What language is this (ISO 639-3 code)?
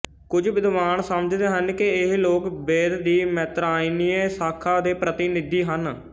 pan